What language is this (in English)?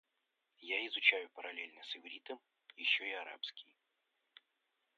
Russian